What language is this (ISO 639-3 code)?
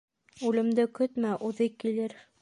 bak